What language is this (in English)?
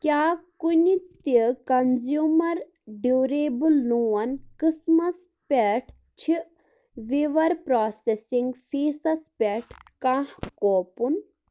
Kashmiri